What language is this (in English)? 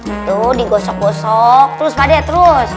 Indonesian